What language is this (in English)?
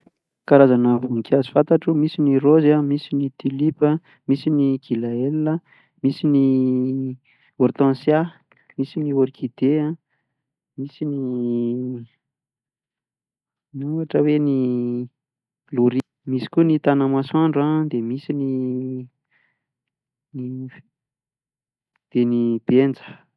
Malagasy